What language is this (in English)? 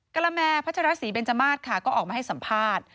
Thai